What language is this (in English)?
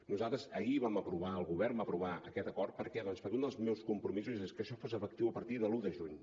Catalan